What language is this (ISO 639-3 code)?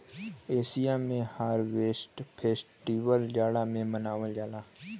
bho